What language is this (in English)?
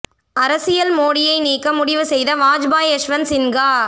Tamil